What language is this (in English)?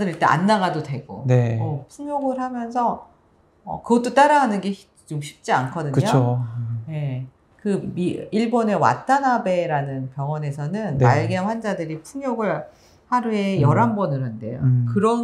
Korean